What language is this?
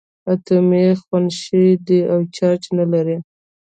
Pashto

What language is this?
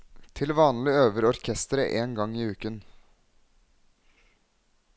Norwegian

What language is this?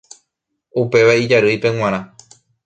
Guarani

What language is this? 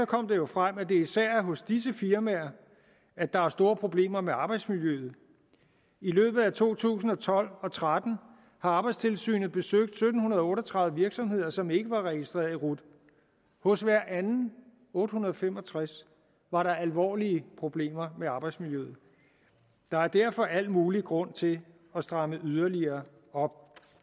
Danish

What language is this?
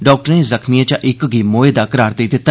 Dogri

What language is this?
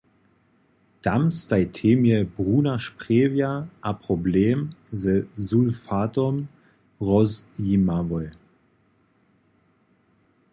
Upper Sorbian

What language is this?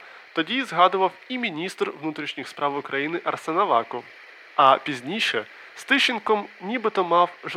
Ukrainian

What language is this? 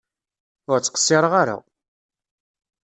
Kabyle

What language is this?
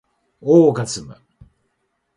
Japanese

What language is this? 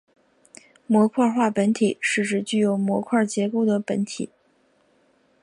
Chinese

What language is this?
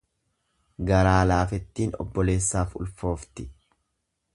Oromo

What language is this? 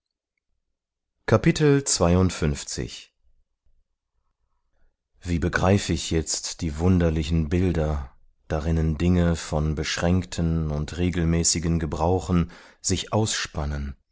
German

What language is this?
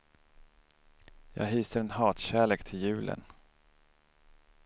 Swedish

